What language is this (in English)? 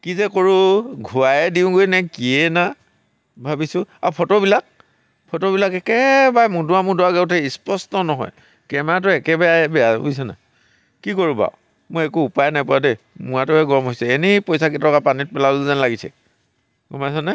Assamese